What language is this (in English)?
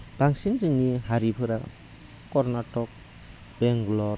Bodo